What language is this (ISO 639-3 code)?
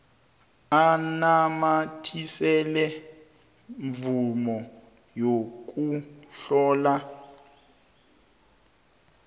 nbl